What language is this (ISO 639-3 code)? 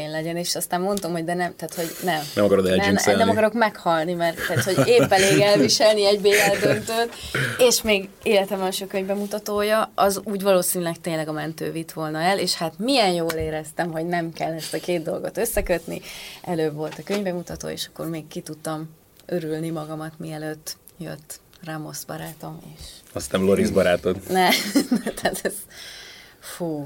hun